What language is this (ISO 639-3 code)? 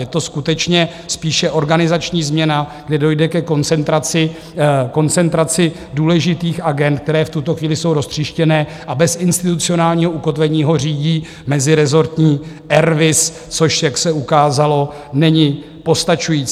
ces